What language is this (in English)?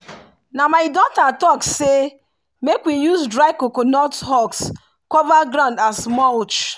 Nigerian Pidgin